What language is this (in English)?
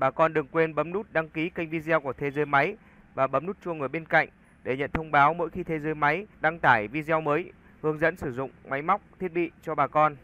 Vietnamese